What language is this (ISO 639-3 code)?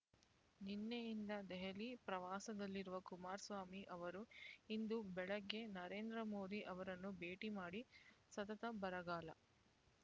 kan